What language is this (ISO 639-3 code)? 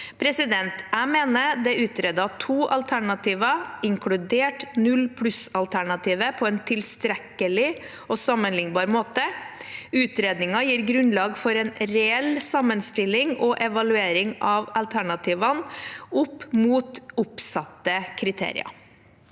nor